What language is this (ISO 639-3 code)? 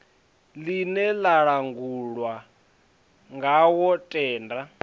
ven